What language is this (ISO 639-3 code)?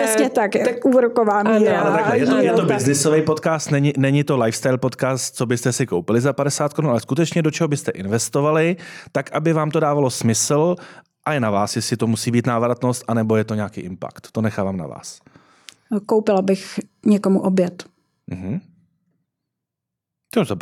ces